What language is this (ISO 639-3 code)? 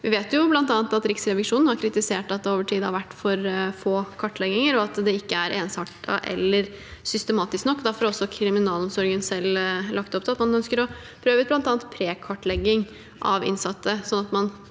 nor